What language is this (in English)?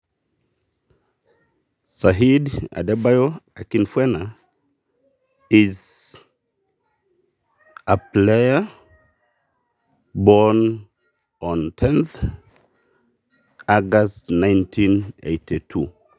Masai